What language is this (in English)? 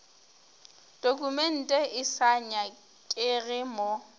Northern Sotho